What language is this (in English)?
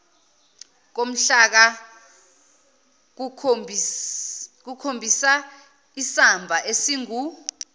Zulu